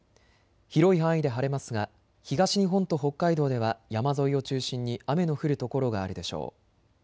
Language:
Japanese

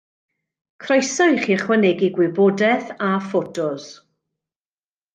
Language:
Welsh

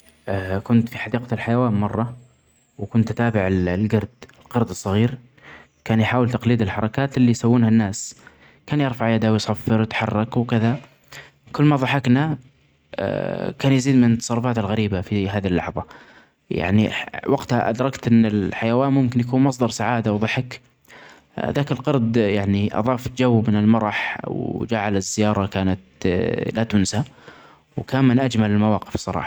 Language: Omani Arabic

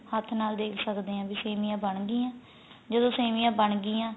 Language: Punjabi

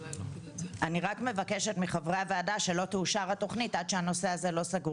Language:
Hebrew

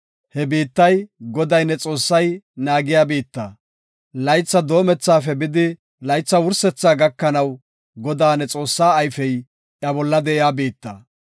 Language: Gofa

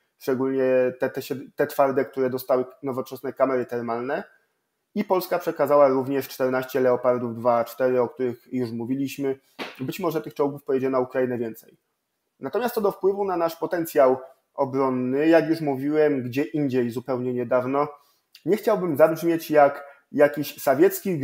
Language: Polish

